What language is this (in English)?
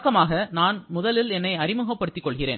Tamil